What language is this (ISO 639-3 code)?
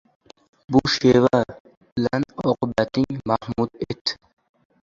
uzb